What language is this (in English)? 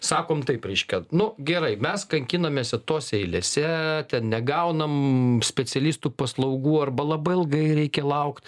Lithuanian